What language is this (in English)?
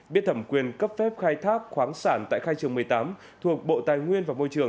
Vietnamese